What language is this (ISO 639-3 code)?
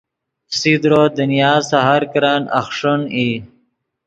ydg